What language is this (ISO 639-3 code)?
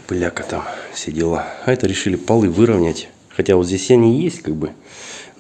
rus